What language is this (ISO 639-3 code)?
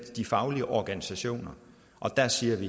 dan